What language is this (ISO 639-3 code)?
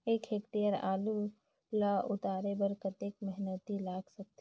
hne